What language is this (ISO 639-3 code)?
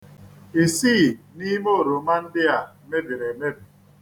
ibo